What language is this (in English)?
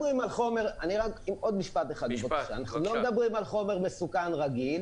Hebrew